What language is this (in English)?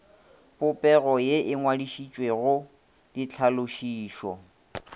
Northern Sotho